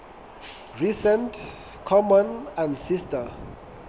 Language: Southern Sotho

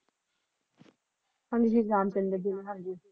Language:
Punjabi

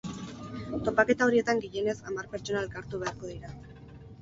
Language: Basque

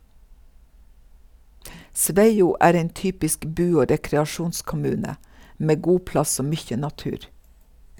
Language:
Norwegian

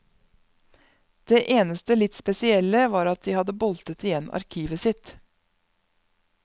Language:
Norwegian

